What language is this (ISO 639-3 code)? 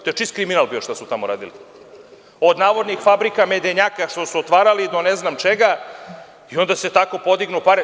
srp